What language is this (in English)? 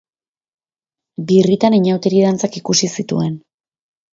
Basque